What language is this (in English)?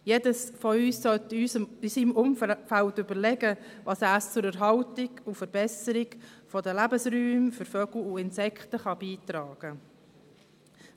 Swiss German